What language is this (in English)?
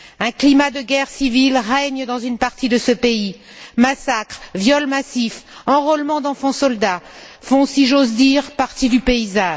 French